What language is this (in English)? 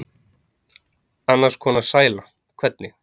Icelandic